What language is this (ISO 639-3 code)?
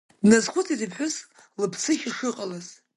abk